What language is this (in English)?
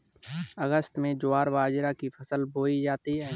Hindi